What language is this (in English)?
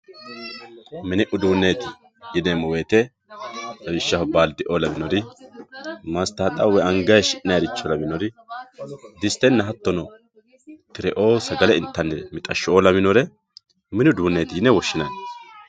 Sidamo